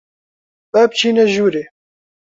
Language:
Central Kurdish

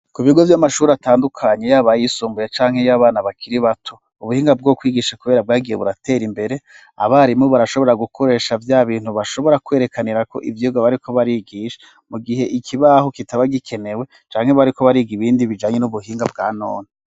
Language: Rundi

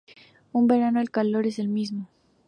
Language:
Spanish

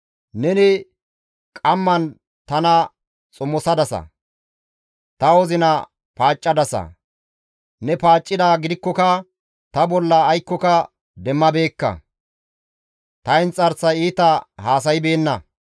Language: Gamo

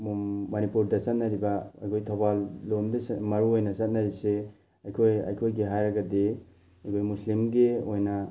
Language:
Manipuri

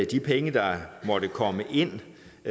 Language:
Danish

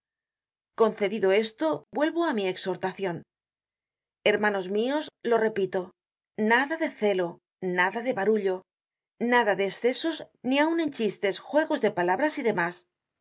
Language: Spanish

